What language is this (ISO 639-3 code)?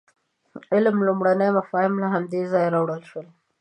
pus